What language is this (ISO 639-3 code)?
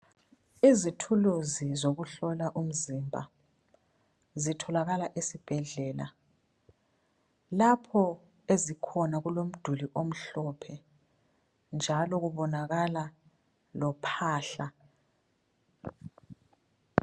nde